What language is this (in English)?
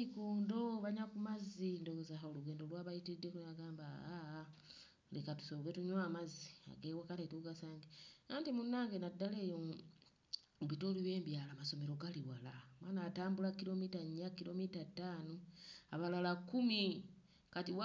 Ganda